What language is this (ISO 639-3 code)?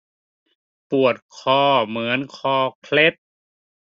tha